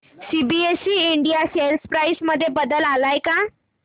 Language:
Marathi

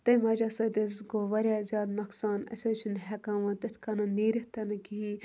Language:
Kashmiri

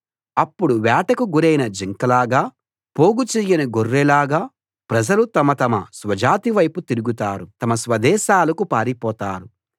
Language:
Telugu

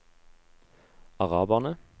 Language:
Norwegian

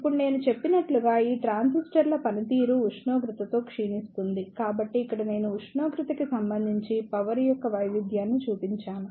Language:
Telugu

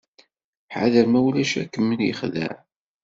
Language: Kabyle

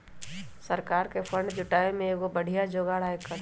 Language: Magahi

